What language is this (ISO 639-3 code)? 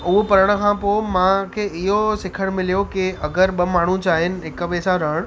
snd